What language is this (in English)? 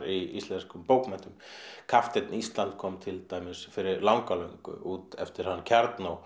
Icelandic